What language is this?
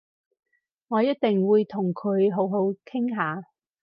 Cantonese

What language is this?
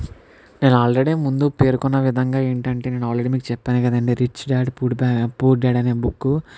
Telugu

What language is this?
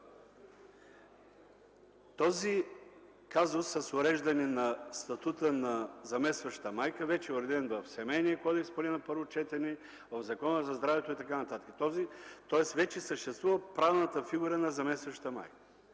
Bulgarian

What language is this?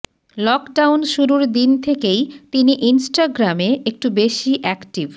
Bangla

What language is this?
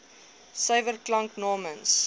Afrikaans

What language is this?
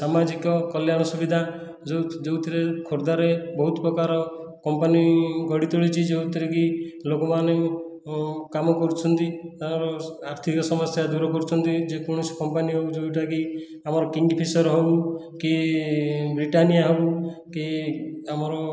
Odia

